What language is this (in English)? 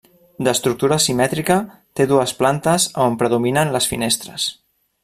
Catalan